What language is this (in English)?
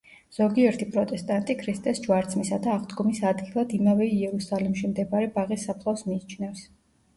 Georgian